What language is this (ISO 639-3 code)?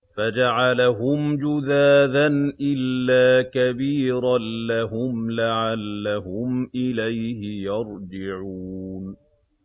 ara